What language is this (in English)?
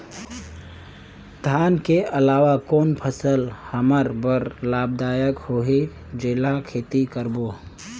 Chhattisgarhi